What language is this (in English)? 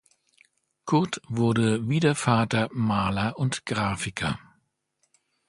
German